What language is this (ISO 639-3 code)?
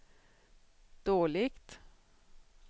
swe